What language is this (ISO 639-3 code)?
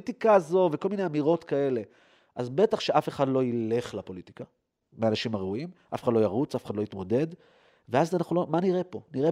heb